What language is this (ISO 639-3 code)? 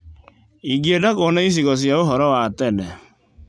kik